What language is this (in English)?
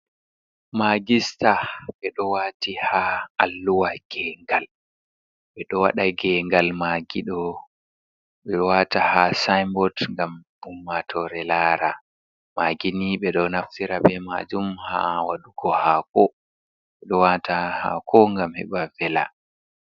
Fula